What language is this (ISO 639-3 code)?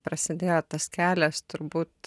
lit